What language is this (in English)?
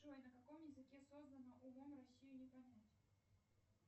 Russian